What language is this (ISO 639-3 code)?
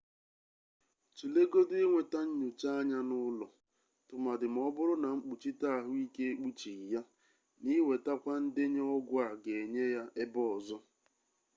ibo